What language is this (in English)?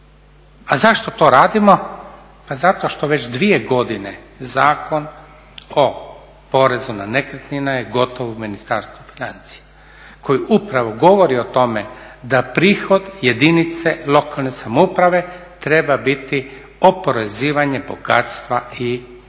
Croatian